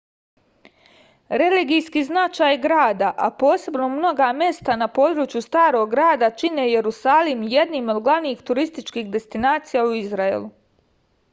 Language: Serbian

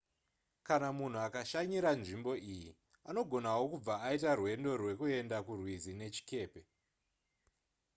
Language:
Shona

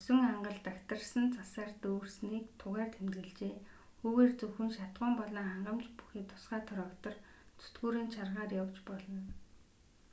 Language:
Mongolian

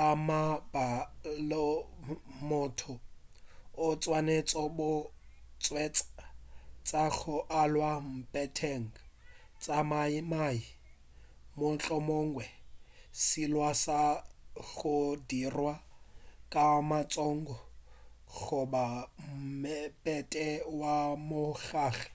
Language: Northern Sotho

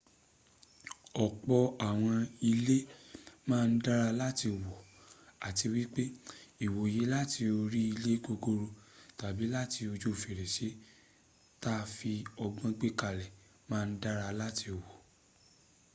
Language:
Yoruba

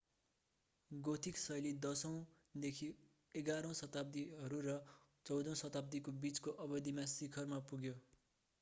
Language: Nepali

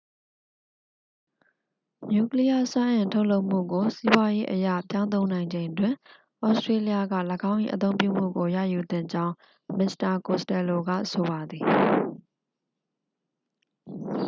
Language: Burmese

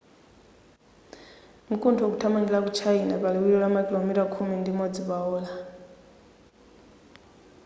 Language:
Nyanja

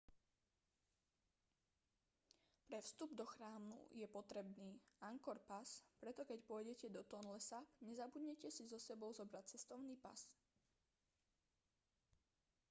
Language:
Slovak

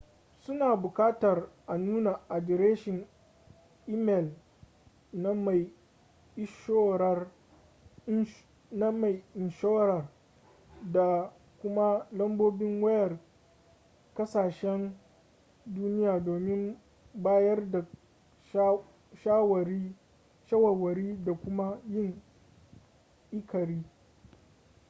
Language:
Hausa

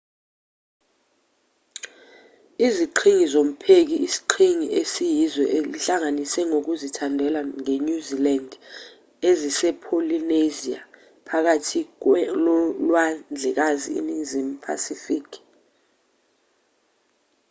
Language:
Zulu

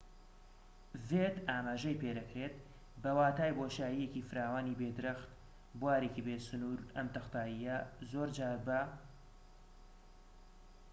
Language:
Central Kurdish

